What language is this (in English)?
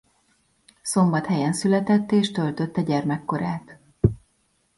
Hungarian